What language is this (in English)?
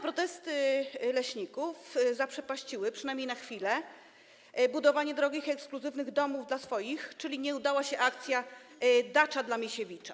Polish